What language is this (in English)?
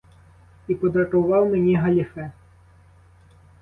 Ukrainian